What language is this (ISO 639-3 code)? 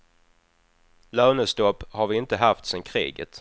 swe